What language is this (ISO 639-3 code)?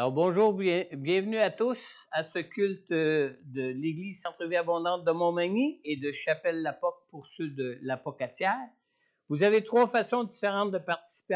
fra